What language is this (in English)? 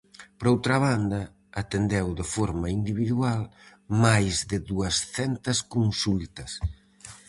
Galician